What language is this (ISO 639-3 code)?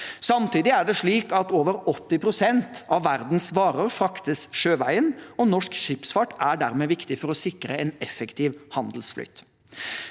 nor